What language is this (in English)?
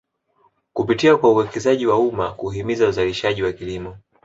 Swahili